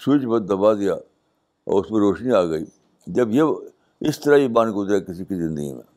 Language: Urdu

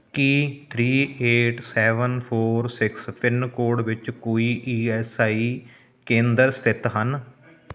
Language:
Punjabi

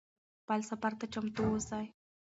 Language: Pashto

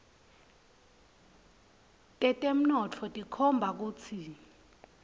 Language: Swati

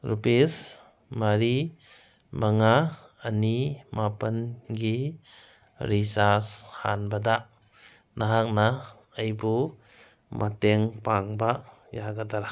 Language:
Manipuri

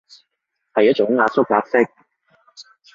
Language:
Cantonese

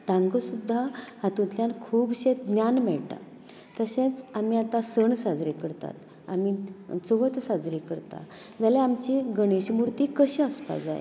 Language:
Konkani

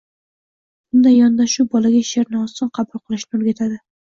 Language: Uzbek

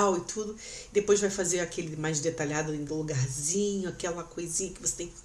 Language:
Portuguese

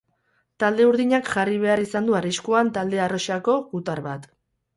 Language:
Basque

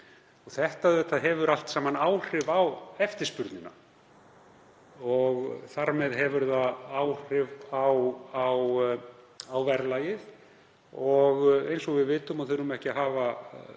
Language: Icelandic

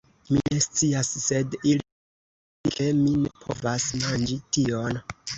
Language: Esperanto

